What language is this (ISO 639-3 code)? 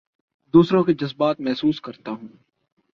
urd